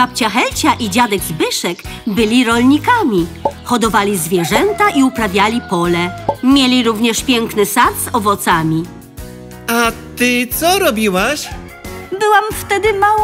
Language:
Polish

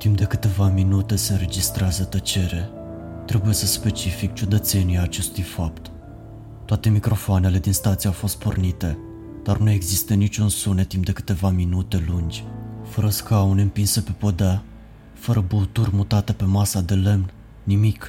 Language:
Romanian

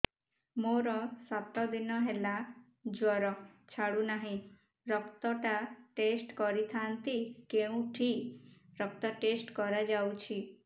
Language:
Odia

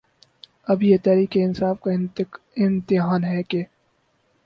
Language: Urdu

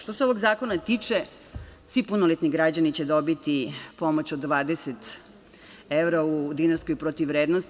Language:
Serbian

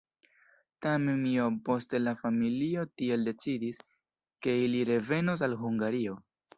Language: Esperanto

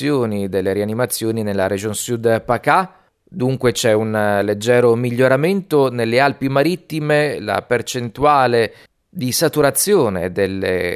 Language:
Italian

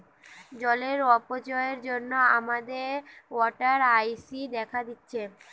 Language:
Bangla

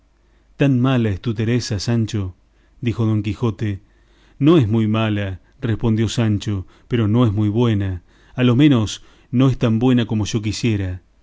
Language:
Spanish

